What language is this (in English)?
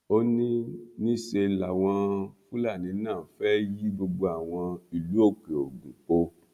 Yoruba